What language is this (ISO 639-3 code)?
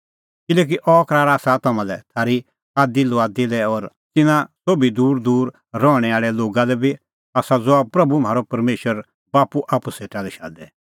kfx